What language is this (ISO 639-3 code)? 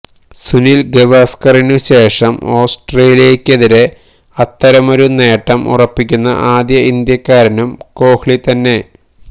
mal